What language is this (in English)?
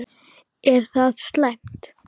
Icelandic